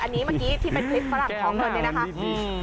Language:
Thai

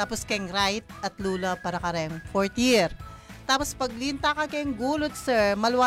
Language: Filipino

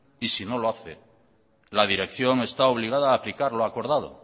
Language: Spanish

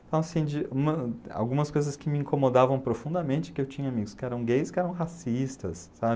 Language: Portuguese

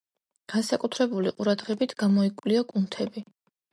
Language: Georgian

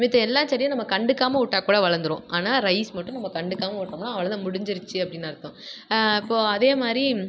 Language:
Tamil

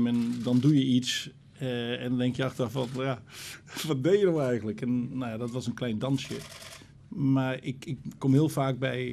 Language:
Dutch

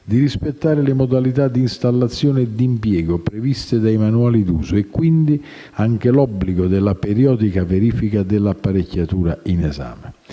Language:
Italian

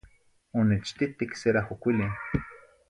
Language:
Zacatlán-Ahuacatlán-Tepetzintla Nahuatl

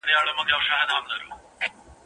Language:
Pashto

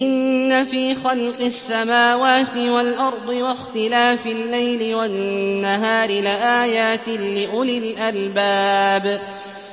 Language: Arabic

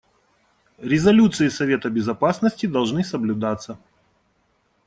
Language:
Russian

